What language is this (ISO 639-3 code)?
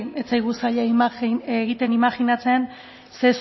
eus